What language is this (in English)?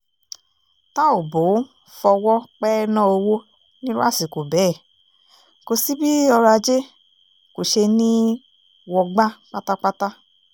Yoruba